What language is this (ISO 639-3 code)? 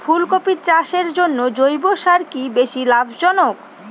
ben